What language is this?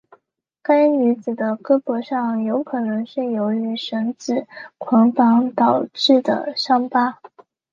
Chinese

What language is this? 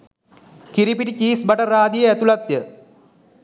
Sinhala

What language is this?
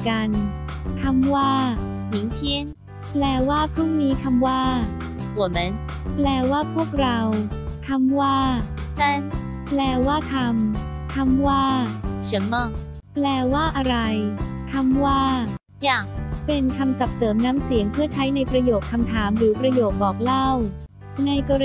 Thai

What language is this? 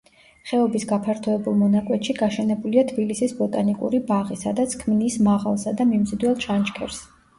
Georgian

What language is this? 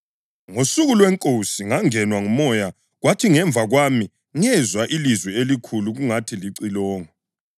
North Ndebele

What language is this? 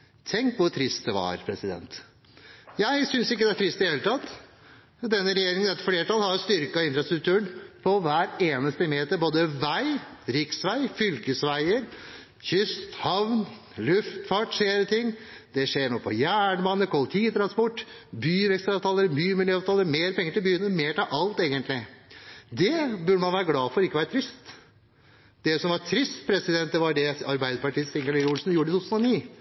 Norwegian Bokmål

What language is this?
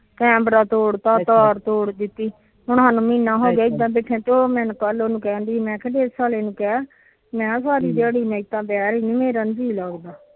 Punjabi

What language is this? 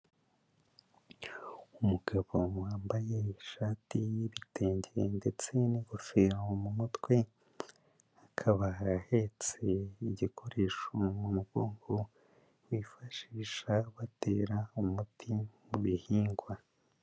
Kinyarwanda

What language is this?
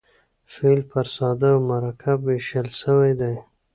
Pashto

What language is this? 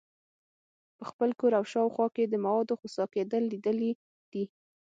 Pashto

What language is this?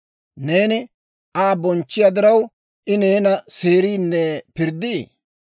Dawro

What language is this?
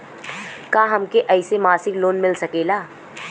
Bhojpuri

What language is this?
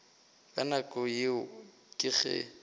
Northern Sotho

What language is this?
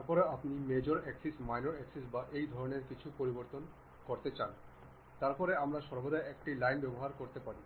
Bangla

